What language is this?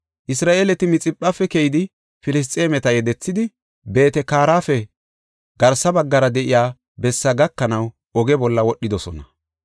Gofa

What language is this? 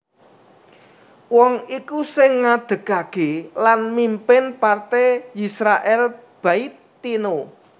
Javanese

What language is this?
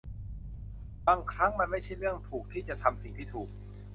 Thai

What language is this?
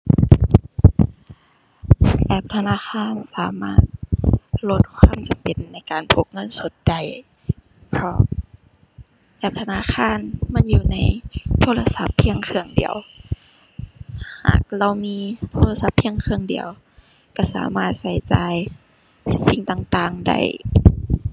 Thai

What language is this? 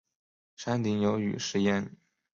Chinese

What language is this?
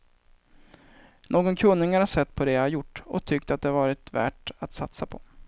Swedish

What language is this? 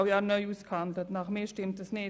Swiss German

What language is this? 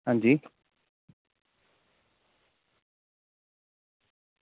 Dogri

